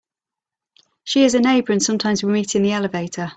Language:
English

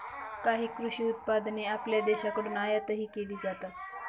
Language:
Marathi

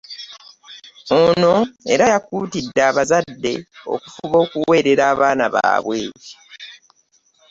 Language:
Ganda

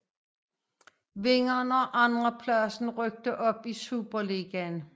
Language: Danish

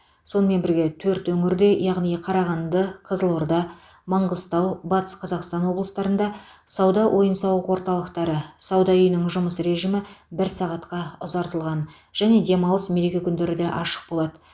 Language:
Kazakh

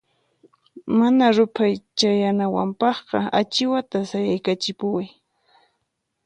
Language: Puno Quechua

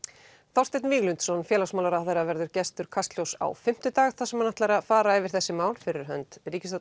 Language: Icelandic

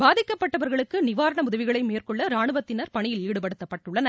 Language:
Tamil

